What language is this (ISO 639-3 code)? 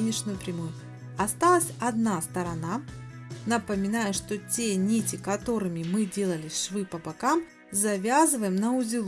rus